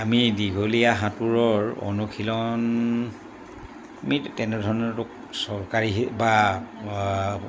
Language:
Assamese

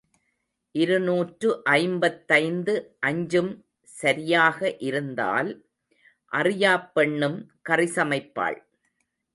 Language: Tamil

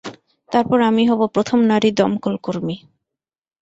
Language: Bangla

